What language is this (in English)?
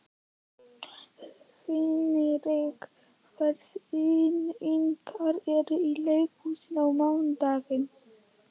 Icelandic